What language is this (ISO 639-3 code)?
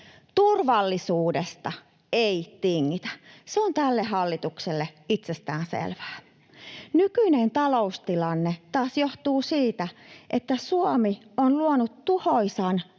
fin